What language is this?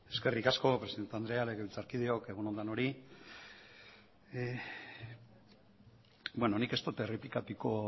Basque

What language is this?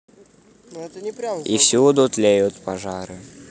Russian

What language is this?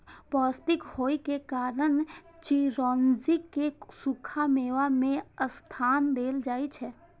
Maithili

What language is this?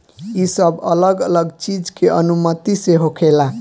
Bhojpuri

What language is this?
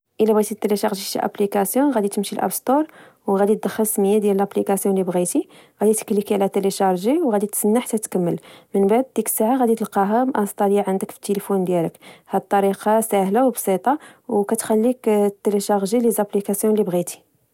Moroccan Arabic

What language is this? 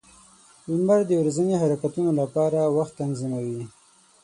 Pashto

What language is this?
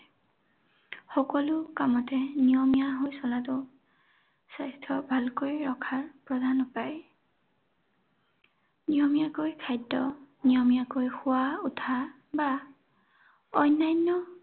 Assamese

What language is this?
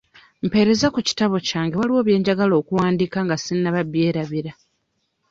Ganda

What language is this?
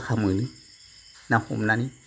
Bodo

